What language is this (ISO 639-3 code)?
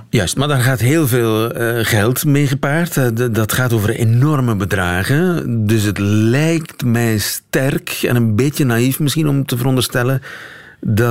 nld